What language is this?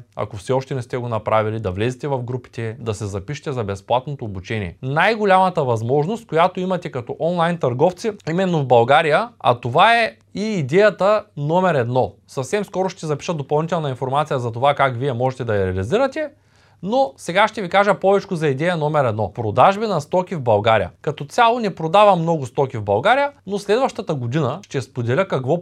Bulgarian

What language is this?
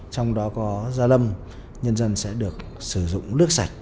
Vietnamese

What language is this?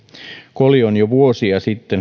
Finnish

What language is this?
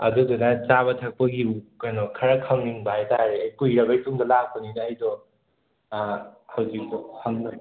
Manipuri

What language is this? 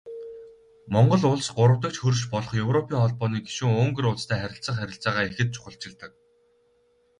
Mongolian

